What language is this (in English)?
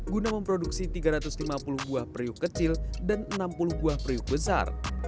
Indonesian